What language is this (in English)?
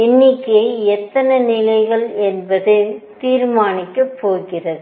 Tamil